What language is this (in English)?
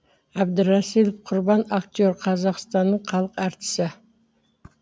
Kazakh